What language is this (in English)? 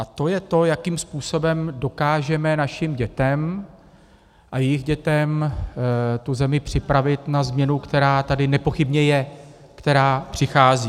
Czech